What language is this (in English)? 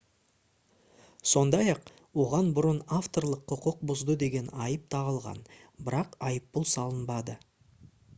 Kazakh